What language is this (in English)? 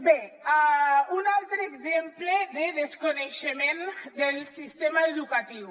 Catalan